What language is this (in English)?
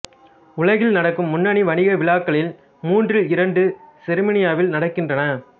Tamil